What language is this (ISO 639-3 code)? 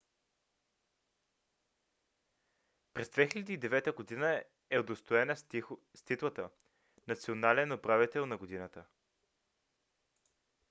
bul